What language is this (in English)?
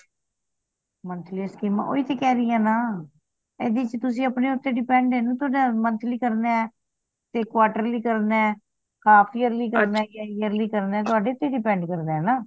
Punjabi